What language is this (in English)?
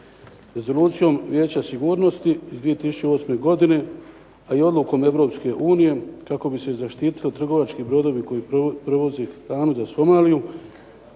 Croatian